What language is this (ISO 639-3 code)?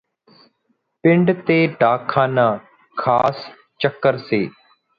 pan